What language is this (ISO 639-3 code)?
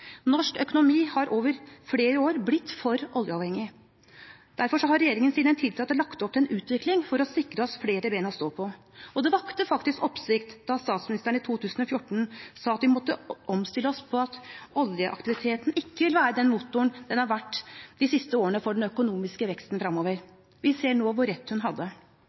nob